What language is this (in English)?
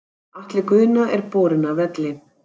Icelandic